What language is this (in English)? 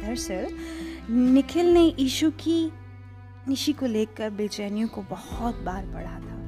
Hindi